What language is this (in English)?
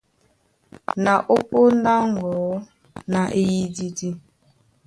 Duala